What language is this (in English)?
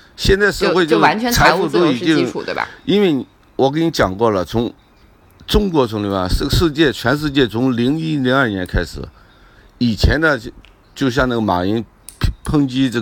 Chinese